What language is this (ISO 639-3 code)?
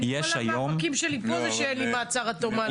heb